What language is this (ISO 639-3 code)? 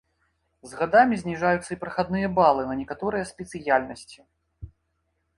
bel